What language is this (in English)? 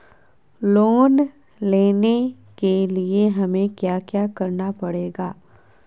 Magahi